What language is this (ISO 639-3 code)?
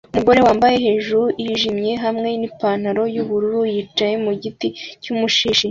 kin